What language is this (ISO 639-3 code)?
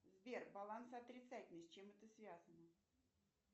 rus